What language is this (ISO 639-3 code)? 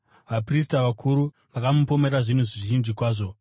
sna